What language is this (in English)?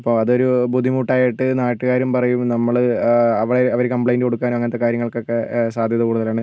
Malayalam